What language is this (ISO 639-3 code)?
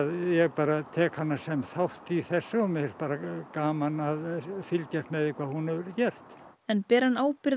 isl